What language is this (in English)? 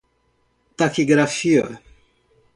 Portuguese